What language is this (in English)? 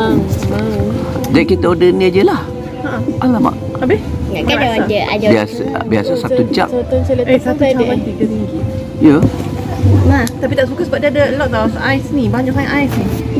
Malay